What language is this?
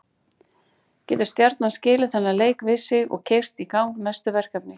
Icelandic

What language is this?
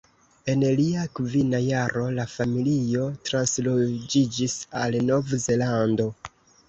Esperanto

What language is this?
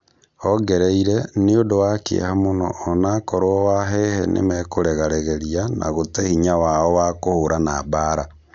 Kikuyu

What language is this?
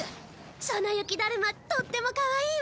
Japanese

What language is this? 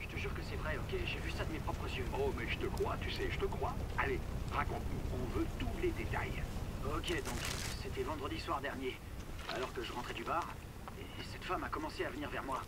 French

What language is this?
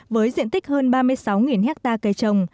Vietnamese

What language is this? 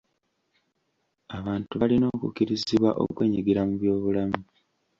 Ganda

